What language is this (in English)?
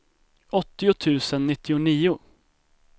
Swedish